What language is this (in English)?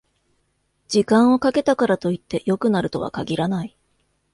Japanese